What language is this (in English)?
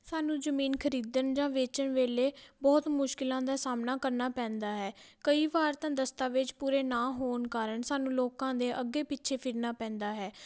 Punjabi